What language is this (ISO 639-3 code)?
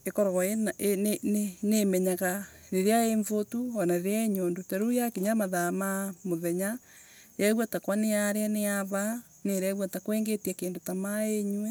ebu